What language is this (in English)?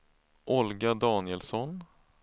Swedish